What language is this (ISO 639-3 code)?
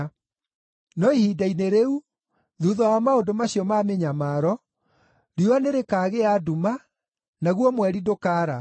kik